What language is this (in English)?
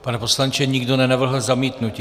Czech